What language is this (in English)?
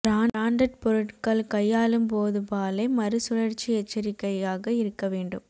Tamil